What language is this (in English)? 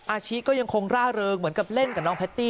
Thai